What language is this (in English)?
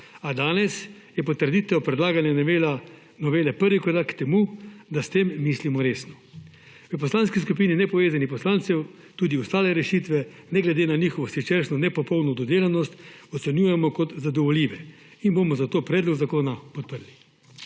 Slovenian